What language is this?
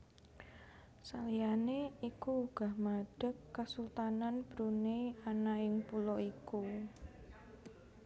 Javanese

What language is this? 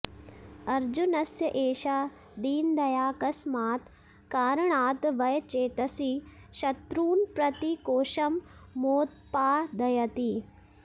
Sanskrit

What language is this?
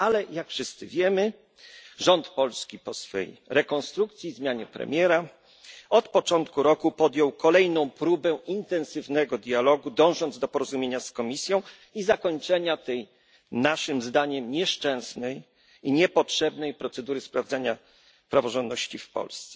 Polish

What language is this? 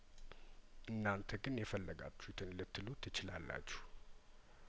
Amharic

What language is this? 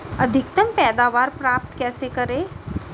Hindi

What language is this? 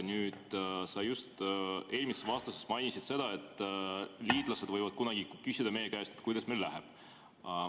Estonian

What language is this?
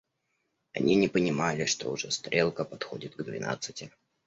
Russian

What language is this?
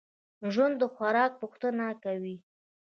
Pashto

